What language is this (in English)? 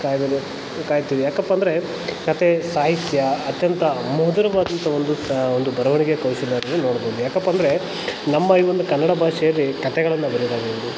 Kannada